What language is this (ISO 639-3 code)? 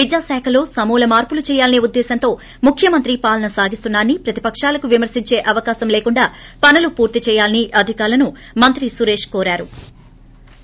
tel